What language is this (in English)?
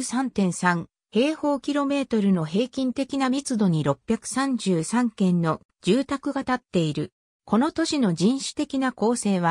Japanese